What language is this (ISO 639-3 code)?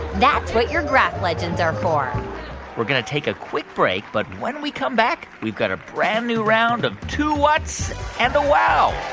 eng